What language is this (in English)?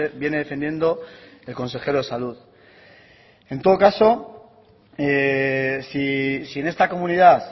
Spanish